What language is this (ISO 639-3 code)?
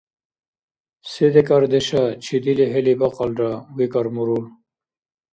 dar